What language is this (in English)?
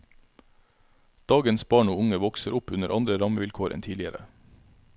Norwegian